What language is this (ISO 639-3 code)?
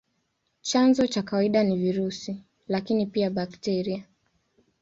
swa